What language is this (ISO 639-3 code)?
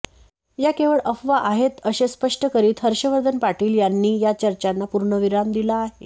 mar